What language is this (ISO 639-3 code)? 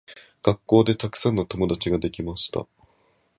jpn